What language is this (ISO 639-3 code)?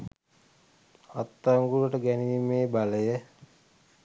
sin